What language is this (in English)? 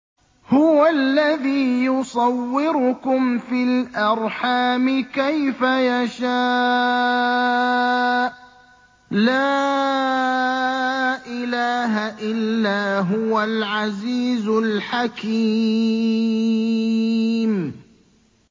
Arabic